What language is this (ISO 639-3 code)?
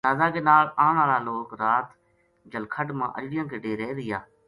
gju